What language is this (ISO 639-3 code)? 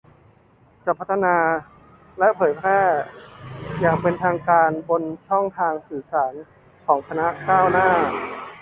tha